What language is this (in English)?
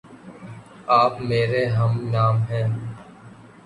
Urdu